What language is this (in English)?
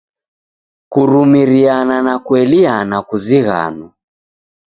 Taita